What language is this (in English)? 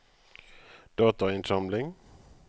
Norwegian